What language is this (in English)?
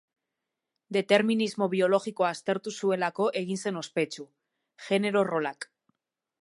Basque